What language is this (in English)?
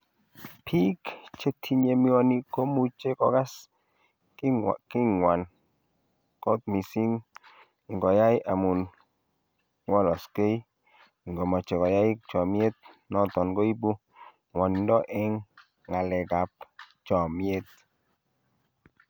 Kalenjin